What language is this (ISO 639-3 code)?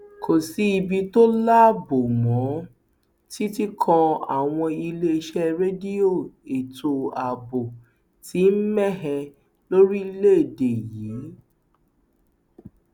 yor